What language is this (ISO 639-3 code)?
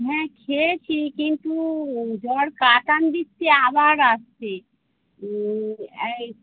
ben